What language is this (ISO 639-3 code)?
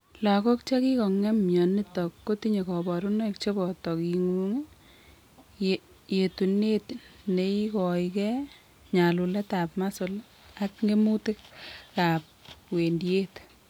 kln